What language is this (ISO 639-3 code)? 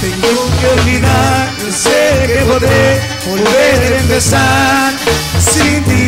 spa